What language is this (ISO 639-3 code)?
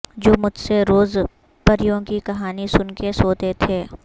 urd